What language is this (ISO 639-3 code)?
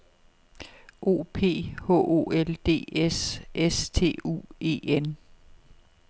dan